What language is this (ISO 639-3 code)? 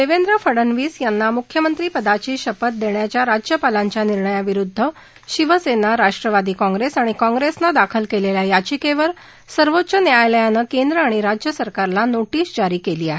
mar